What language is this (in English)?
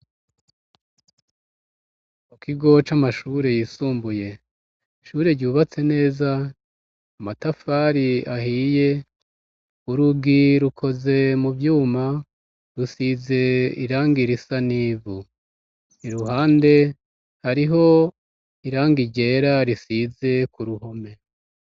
Rundi